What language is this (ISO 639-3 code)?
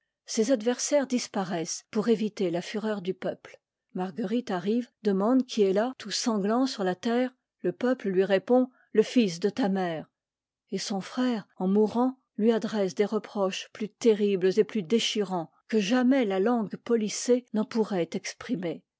fra